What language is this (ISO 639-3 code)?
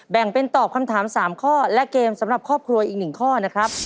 tha